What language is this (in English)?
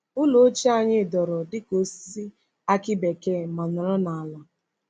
Igbo